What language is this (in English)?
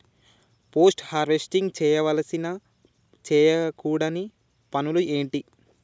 Telugu